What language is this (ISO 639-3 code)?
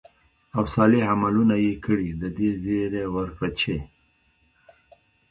pus